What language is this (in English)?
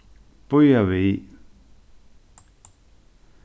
Faroese